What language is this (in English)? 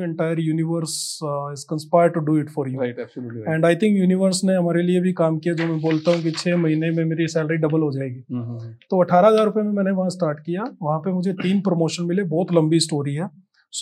Hindi